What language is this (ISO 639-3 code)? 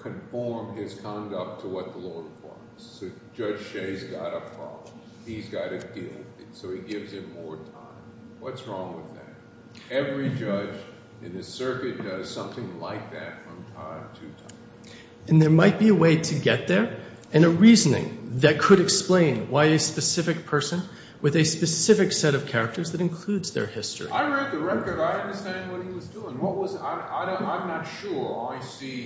eng